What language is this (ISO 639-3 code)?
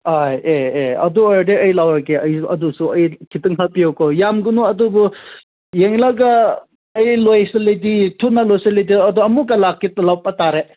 mni